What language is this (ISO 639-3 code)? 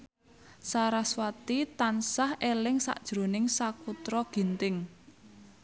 jav